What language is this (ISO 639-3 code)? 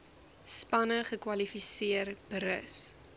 afr